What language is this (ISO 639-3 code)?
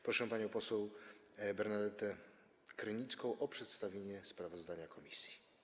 pol